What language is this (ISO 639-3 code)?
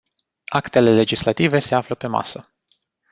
ron